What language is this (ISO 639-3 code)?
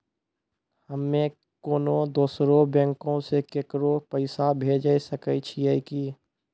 mai